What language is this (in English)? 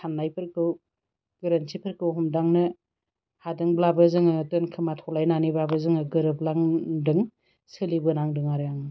Bodo